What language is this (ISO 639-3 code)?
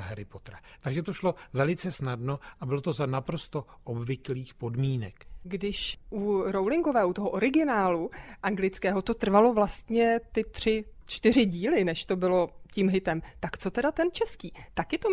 ces